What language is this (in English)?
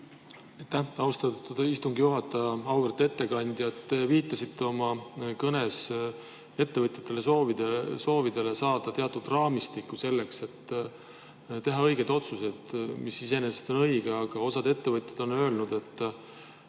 Estonian